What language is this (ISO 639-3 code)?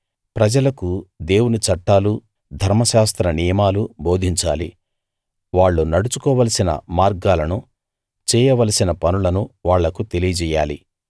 tel